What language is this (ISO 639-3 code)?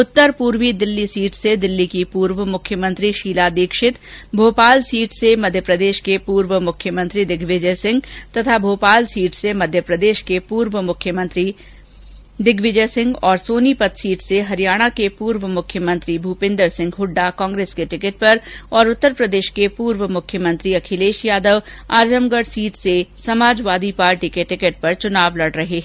hin